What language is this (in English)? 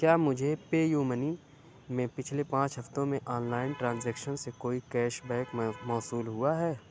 Urdu